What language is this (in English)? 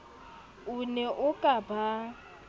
Southern Sotho